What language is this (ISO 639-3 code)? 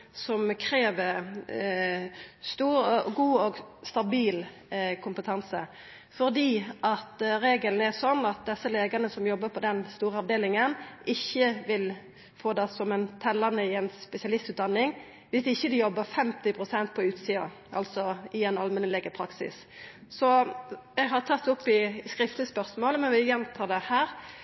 nno